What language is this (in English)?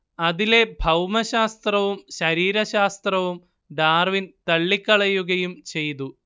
Malayalam